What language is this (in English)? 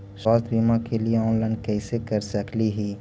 Magahi